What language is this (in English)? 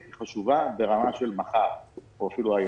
Hebrew